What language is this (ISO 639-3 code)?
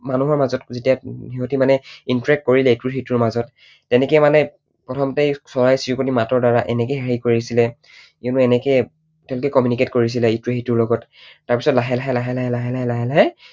asm